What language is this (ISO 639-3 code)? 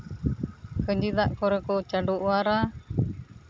sat